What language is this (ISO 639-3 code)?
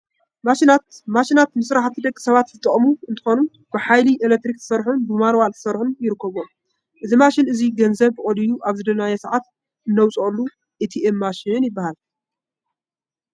tir